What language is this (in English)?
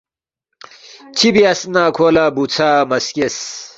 Balti